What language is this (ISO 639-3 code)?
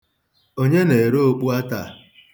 ibo